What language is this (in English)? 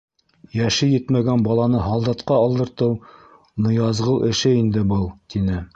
Bashkir